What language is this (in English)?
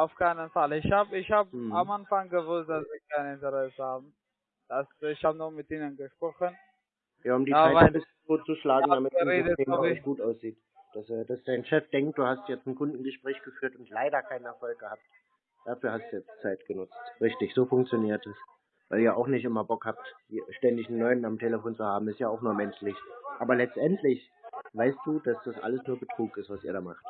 German